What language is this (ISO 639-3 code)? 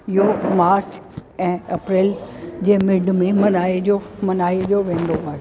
snd